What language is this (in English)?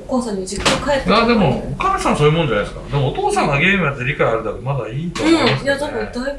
Japanese